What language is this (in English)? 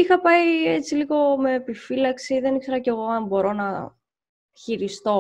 Greek